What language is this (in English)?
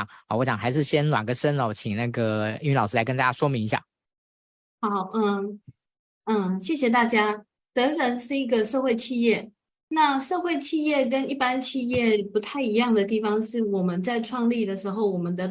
Chinese